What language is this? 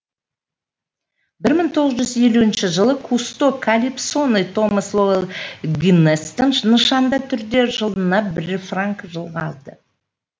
Kazakh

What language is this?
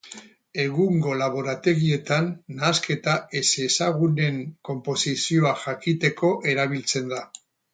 Basque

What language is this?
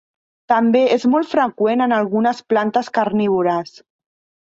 Catalan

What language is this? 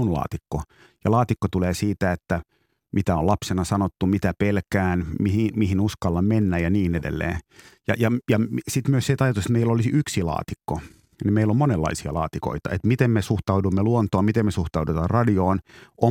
Finnish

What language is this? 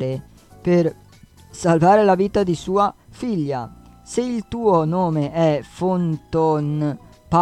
Italian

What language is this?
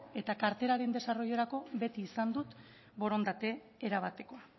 Basque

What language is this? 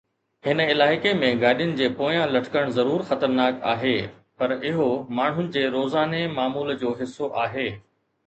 Sindhi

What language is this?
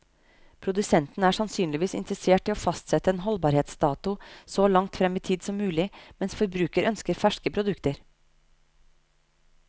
Norwegian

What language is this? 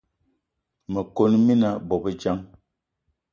Eton (Cameroon)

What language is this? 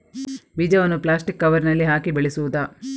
Kannada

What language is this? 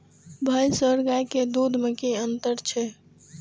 Maithili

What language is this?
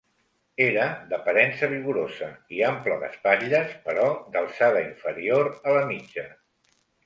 Catalan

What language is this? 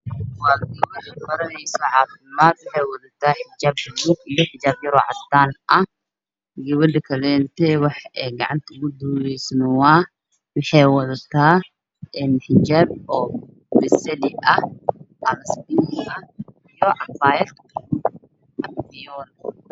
Somali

